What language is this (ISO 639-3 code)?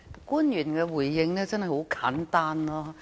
yue